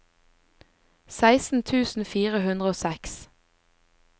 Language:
Norwegian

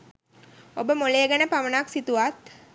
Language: Sinhala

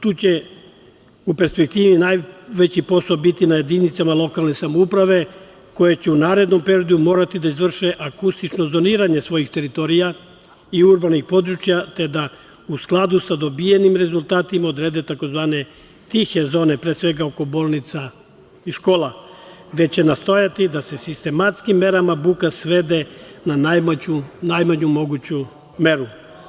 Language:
Serbian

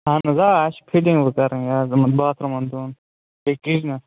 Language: Kashmiri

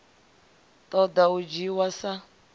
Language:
Venda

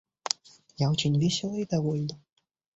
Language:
Russian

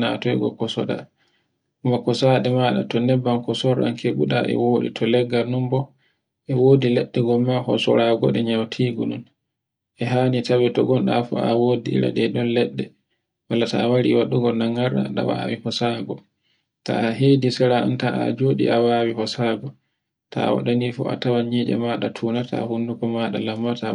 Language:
Borgu Fulfulde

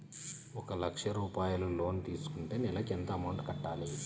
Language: Telugu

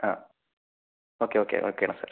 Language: Malayalam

